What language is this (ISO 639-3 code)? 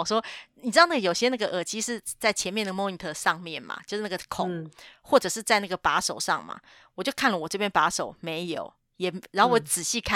zho